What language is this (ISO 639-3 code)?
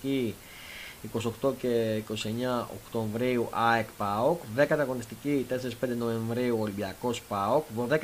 ell